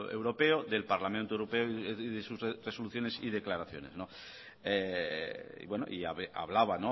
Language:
Spanish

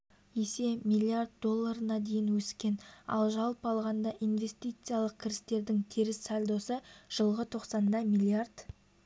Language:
Kazakh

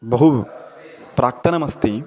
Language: Sanskrit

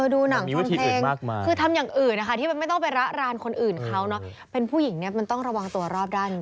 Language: Thai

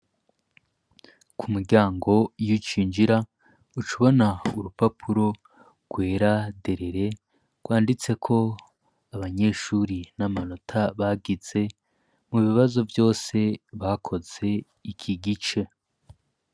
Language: Rundi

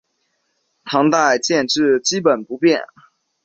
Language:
Chinese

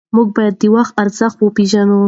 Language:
Pashto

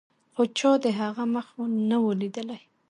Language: Pashto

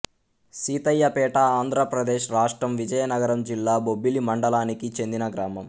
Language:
Telugu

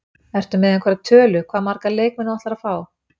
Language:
Icelandic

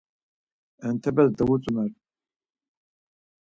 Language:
Laz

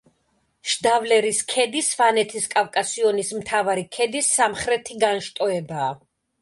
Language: Georgian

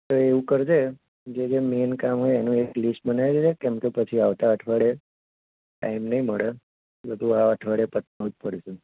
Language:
Gujarati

